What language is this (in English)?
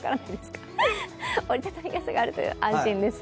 Japanese